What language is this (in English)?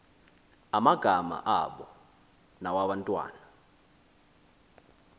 Xhosa